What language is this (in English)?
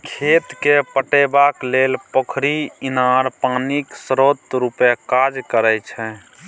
Maithili